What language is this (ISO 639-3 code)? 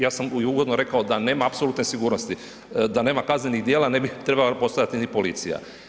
hrv